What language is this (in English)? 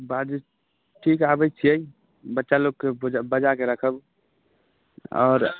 Maithili